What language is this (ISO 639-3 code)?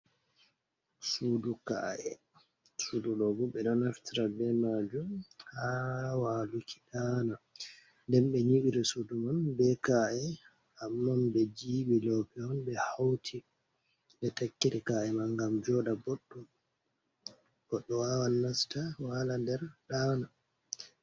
ful